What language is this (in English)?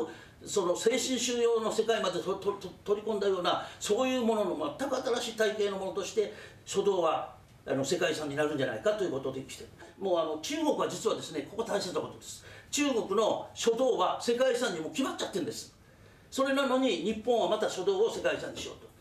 Japanese